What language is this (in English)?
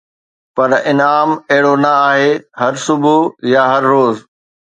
Sindhi